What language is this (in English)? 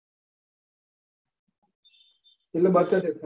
Gujarati